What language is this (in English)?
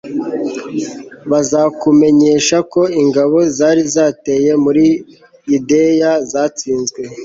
Kinyarwanda